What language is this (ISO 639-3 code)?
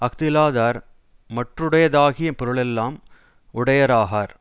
tam